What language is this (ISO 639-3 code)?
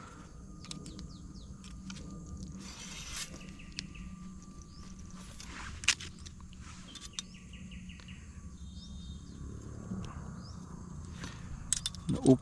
vie